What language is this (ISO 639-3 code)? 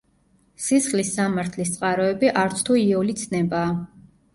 kat